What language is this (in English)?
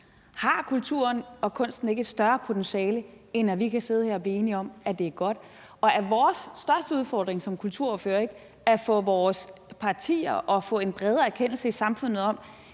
Danish